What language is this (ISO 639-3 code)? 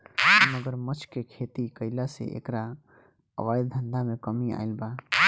bho